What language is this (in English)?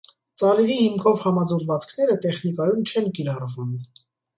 Armenian